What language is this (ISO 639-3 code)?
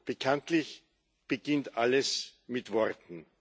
deu